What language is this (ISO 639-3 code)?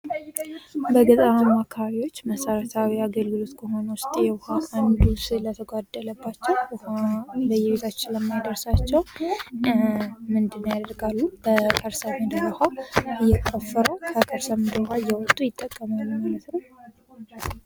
amh